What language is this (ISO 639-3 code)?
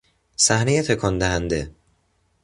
fas